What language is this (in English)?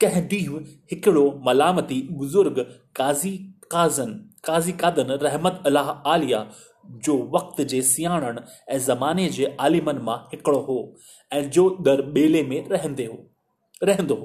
Hindi